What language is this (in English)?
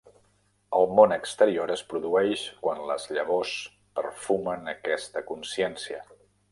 Catalan